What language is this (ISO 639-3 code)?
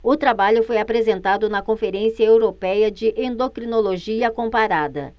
por